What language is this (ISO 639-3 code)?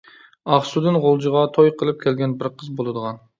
uig